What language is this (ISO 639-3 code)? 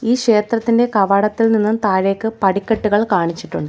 mal